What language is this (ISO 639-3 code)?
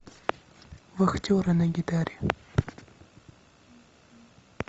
rus